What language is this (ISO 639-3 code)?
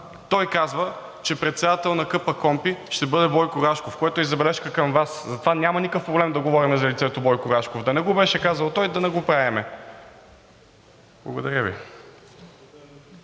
bul